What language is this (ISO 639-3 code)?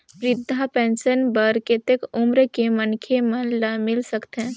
hne